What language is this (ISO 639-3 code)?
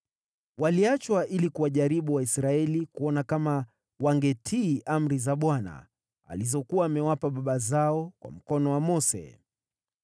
swa